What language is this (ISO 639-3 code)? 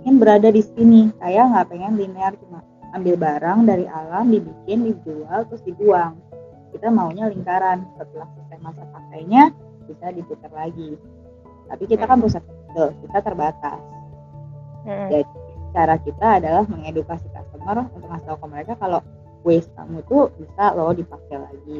ind